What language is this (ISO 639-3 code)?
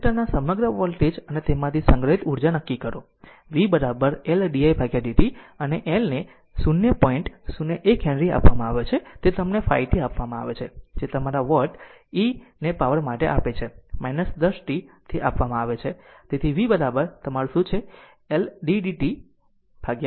guj